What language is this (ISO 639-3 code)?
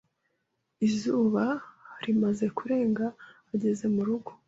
kin